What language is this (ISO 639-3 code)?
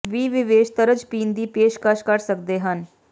pan